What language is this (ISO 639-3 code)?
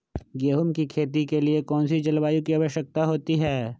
mag